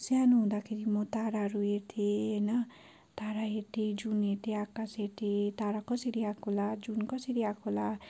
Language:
Nepali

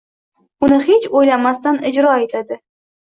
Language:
Uzbek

